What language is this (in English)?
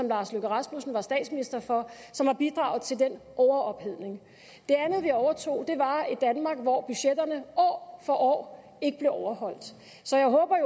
Danish